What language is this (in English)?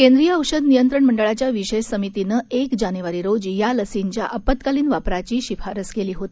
Marathi